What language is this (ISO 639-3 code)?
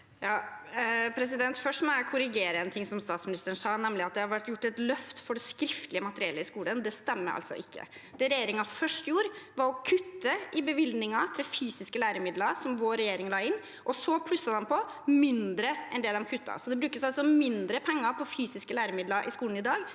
nor